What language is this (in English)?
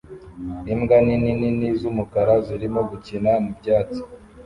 Kinyarwanda